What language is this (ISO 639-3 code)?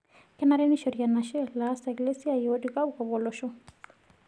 mas